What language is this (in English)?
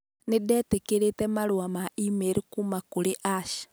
Kikuyu